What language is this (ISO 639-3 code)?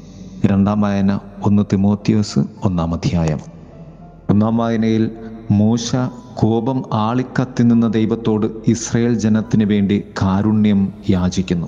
mal